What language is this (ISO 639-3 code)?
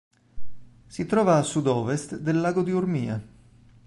ita